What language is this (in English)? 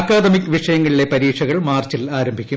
Malayalam